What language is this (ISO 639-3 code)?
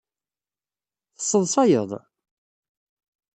kab